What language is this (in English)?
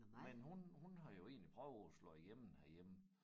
Danish